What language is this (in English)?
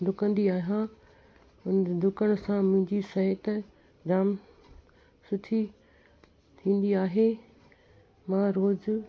Sindhi